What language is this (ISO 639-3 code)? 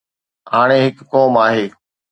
snd